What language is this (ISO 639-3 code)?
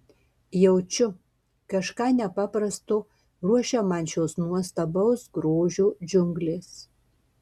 lit